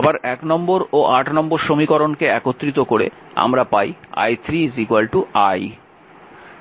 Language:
Bangla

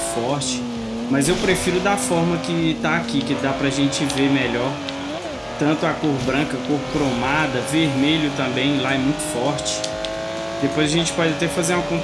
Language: Portuguese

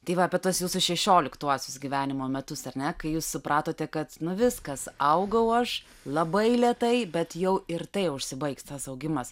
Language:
Lithuanian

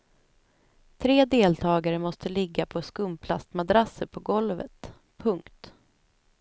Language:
Swedish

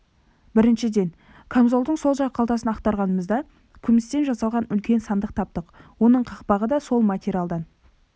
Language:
Kazakh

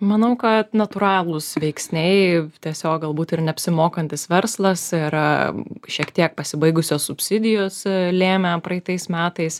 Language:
Lithuanian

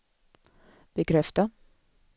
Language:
Swedish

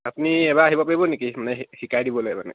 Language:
Assamese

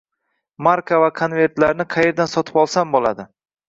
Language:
Uzbek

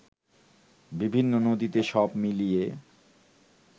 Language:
Bangla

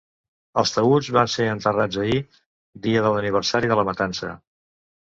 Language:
Catalan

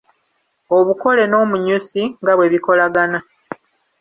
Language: Ganda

